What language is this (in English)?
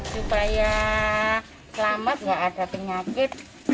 Indonesian